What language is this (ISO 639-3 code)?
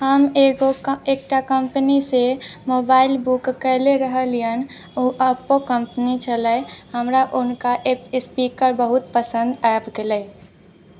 mai